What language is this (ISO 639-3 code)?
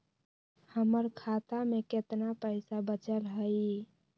mag